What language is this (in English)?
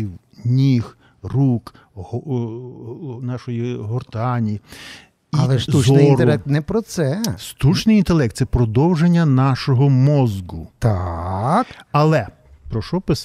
Ukrainian